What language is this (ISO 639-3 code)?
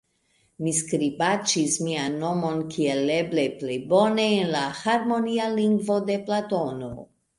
epo